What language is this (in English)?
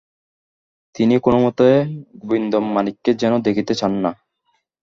Bangla